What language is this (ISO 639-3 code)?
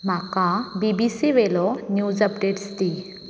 kok